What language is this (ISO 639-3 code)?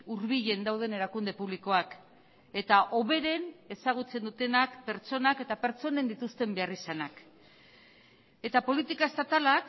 eus